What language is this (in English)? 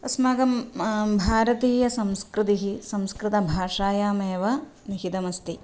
Sanskrit